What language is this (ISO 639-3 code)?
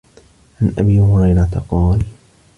ara